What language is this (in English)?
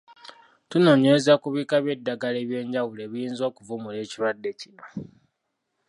Ganda